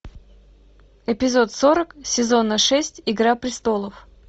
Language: Russian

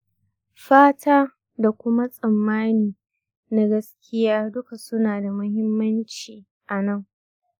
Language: Hausa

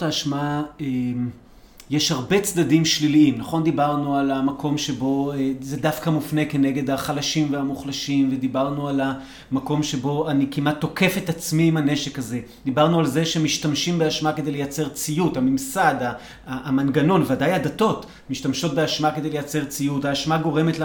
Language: Hebrew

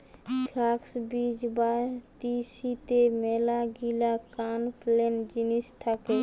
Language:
Bangla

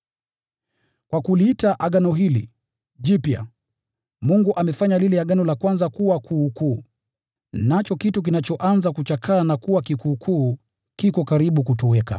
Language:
Swahili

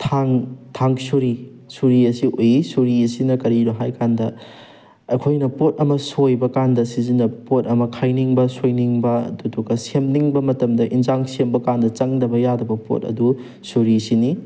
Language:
Manipuri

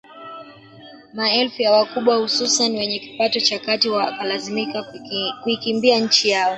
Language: Swahili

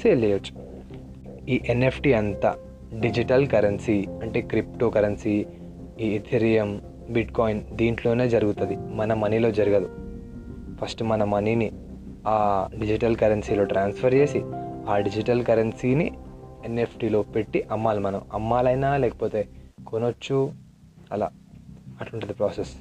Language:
Telugu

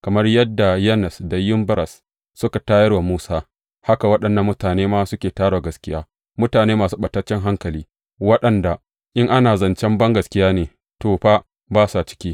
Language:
Hausa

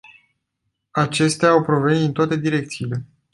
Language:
Romanian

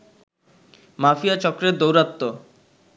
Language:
Bangla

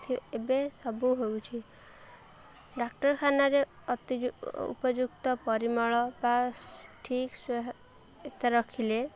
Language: Odia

